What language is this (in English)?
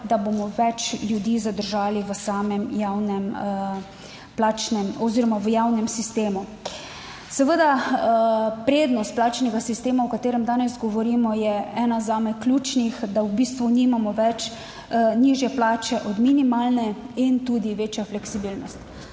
Slovenian